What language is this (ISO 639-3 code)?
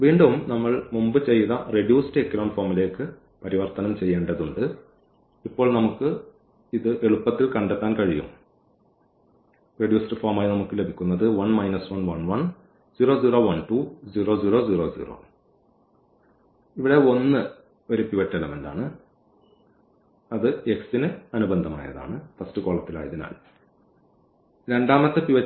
mal